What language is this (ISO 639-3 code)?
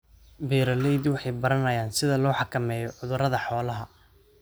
som